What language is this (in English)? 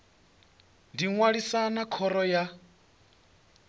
Venda